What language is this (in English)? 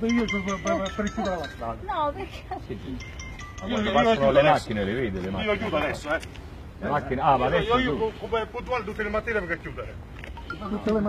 Italian